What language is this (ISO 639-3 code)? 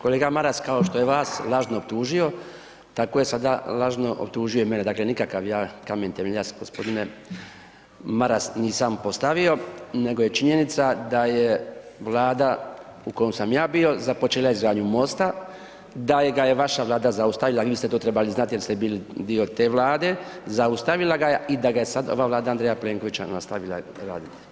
hrv